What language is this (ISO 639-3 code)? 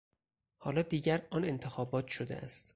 fas